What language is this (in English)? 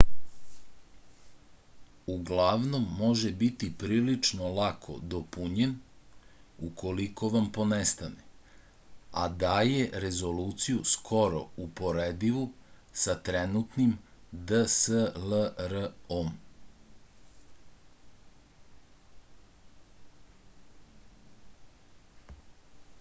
Serbian